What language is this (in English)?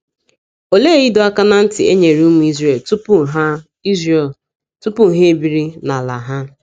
Igbo